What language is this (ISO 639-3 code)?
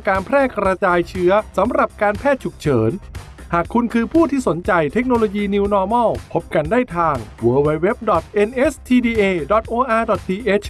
tha